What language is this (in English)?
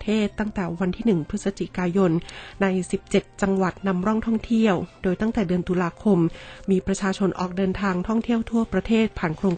Thai